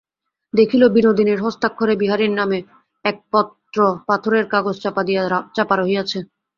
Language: Bangla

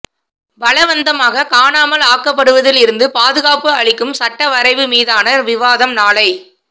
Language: Tamil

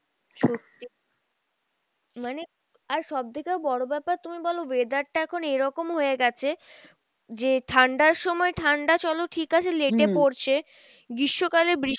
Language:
Bangla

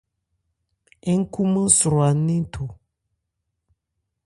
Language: Ebrié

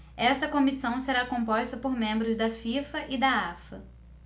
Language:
Portuguese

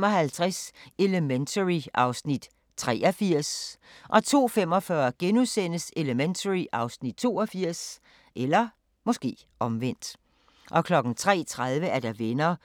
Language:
Danish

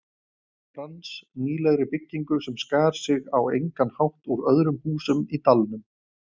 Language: Icelandic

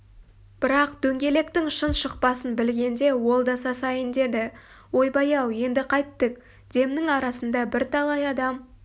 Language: Kazakh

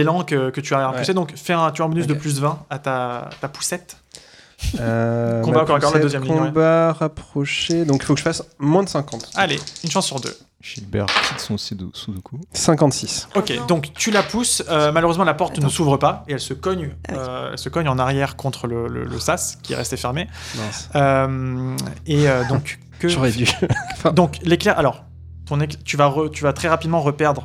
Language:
French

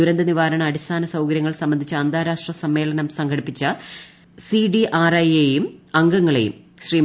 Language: Malayalam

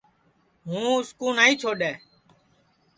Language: Sansi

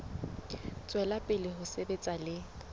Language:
Southern Sotho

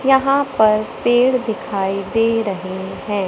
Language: Hindi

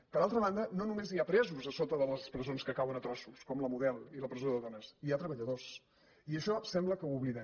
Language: Catalan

